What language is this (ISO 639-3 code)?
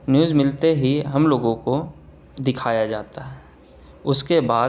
urd